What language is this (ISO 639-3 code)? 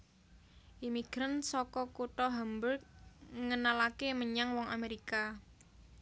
jav